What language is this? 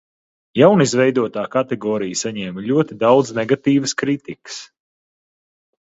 Latvian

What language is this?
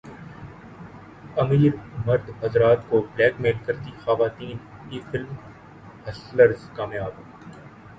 Urdu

